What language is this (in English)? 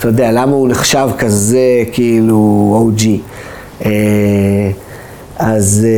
Hebrew